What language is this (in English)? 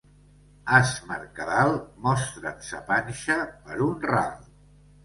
Catalan